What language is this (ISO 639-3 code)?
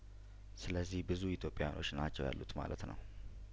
amh